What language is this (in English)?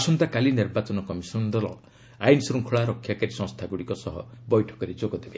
Odia